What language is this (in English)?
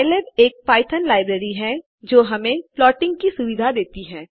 Hindi